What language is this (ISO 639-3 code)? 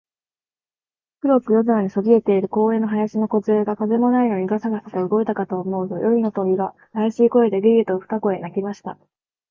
jpn